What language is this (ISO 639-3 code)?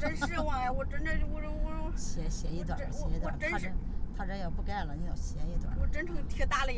zho